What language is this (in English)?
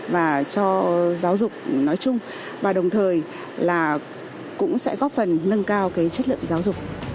Vietnamese